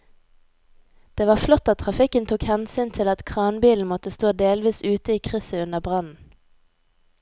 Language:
Norwegian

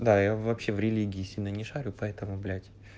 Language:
Russian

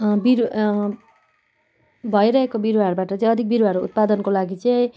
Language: Nepali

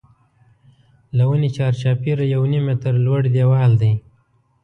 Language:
Pashto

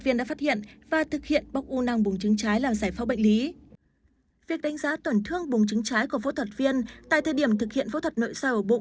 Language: Vietnamese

